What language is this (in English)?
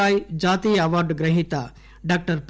Telugu